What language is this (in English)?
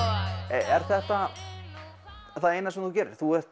Icelandic